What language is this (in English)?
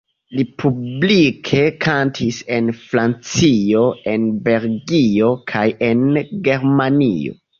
Esperanto